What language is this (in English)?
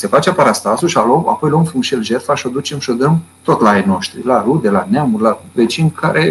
Romanian